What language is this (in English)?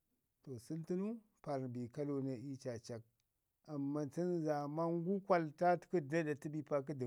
Ngizim